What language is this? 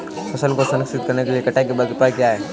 Hindi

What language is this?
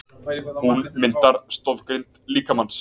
Icelandic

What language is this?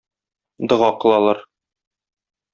Tatar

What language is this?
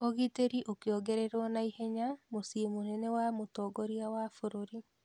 Kikuyu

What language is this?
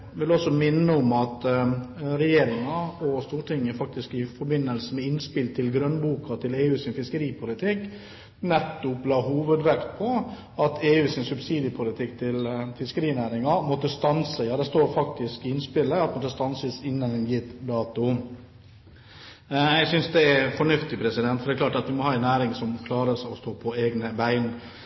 Norwegian Bokmål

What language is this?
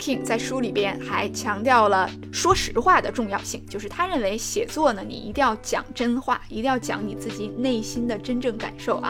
Chinese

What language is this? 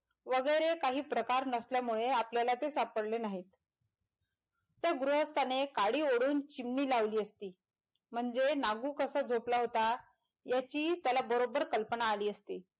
Marathi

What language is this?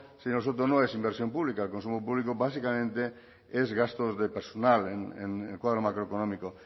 Spanish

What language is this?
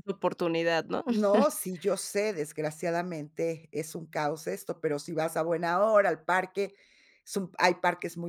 Spanish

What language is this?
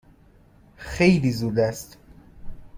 Persian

